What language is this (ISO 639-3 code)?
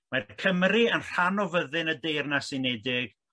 cym